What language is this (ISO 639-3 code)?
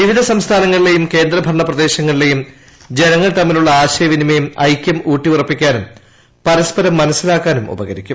mal